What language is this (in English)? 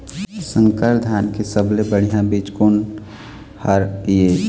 Chhattisgarhi